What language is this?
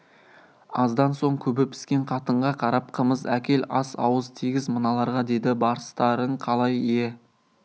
Kazakh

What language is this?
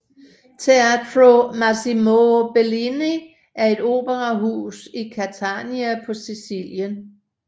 Danish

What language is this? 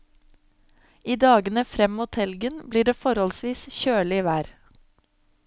Norwegian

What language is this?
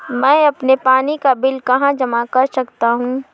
Hindi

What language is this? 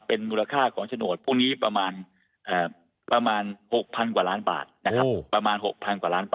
Thai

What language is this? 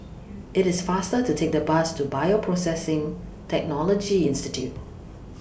English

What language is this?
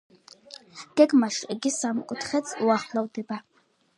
Georgian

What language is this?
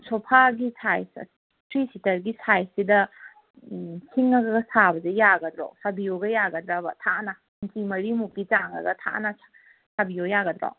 Manipuri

